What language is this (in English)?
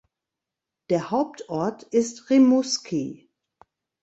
German